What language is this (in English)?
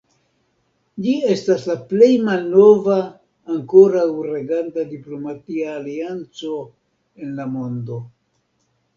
Esperanto